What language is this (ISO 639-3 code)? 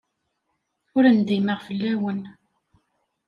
kab